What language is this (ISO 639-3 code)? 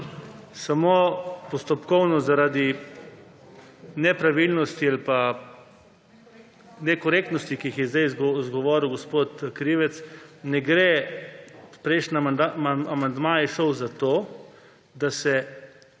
slv